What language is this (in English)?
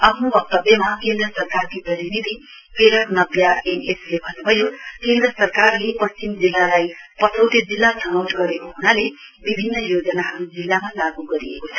Nepali